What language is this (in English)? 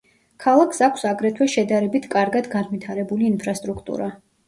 Georgian